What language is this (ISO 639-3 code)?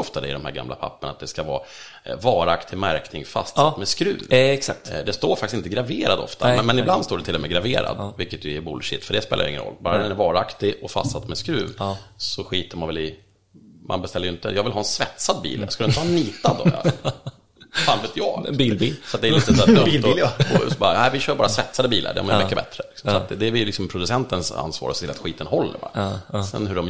swe